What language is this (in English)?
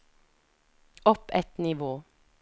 Norwegian